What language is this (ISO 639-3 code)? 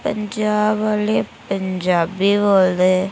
doi